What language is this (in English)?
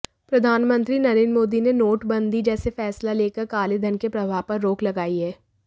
Hindi